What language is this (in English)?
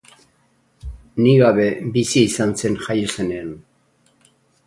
Basque